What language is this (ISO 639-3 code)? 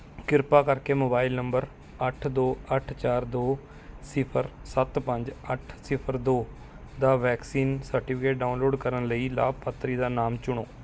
pan